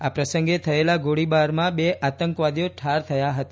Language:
Gujarati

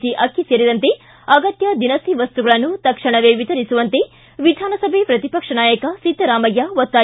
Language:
Kannada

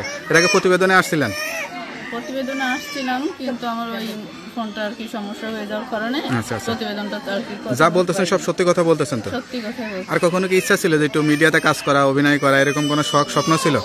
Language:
Romanian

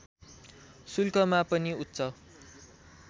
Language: Nepali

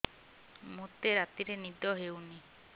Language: Odia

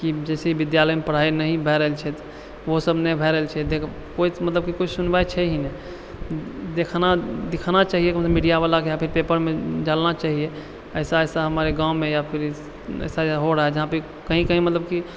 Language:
Maithili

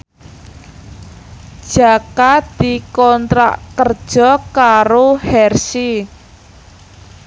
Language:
Javanese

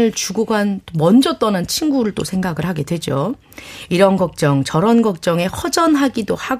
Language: Korean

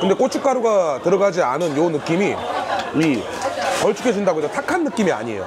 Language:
Korean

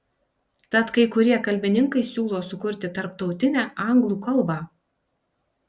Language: Lithuanian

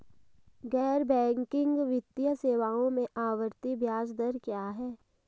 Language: Hindi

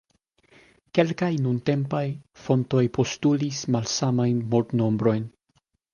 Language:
Esperanto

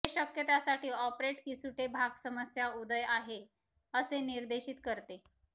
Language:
Marathi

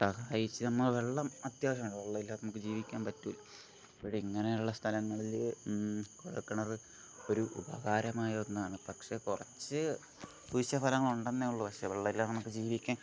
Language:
Malayalam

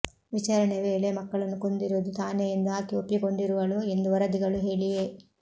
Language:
Kannada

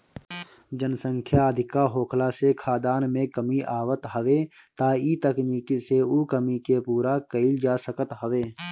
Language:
Bhojpuri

